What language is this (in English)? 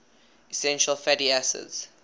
English